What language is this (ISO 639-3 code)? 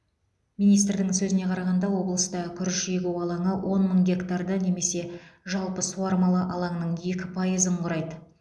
kaz